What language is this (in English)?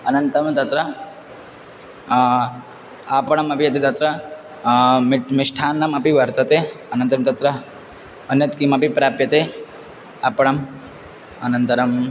Sanskrit